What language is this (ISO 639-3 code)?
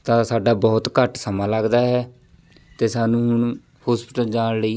pan